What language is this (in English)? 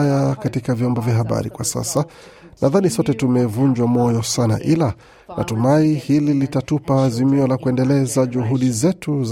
Swahili